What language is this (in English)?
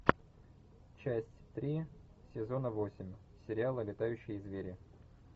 Russian